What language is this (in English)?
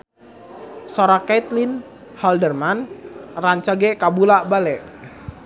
Sundanese